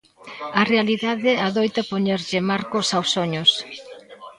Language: Galician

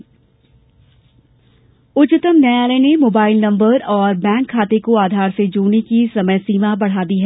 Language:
Hindi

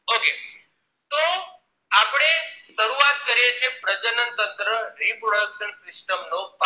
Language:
Gujarati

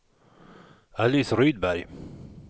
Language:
Swedish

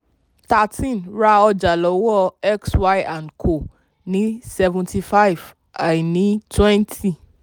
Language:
Yoruba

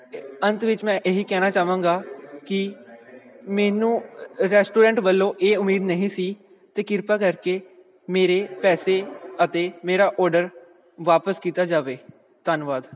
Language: Punjabi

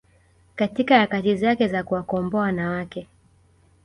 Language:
Swahili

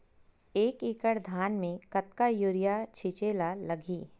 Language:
Chhattisgarhi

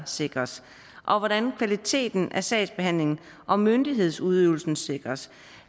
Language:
Danish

